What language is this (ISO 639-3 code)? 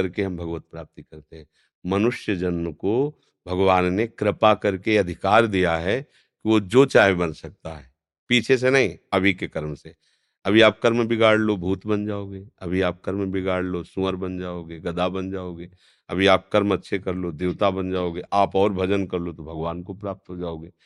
hin